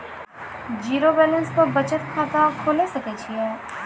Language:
Maithili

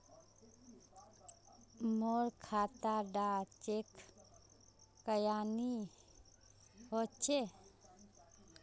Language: Magahi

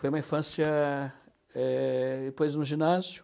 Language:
Portuguese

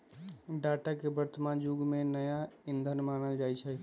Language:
Magahi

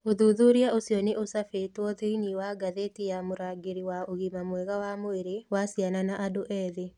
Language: Kikuyu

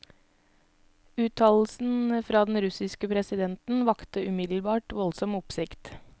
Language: Norwegian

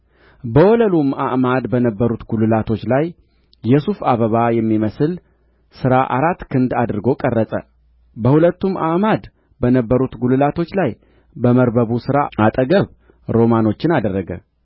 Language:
Amharic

